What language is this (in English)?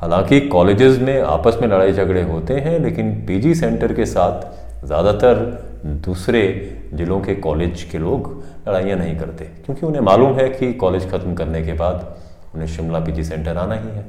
Hindi